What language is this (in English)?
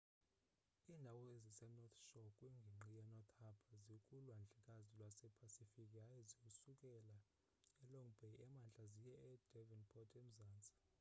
Xhosa